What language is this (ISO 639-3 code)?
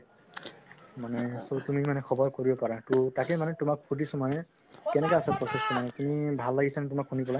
asm